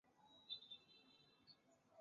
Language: Chinese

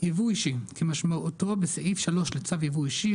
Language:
Hebrew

